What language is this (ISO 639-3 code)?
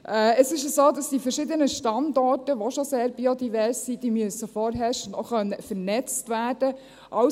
gsw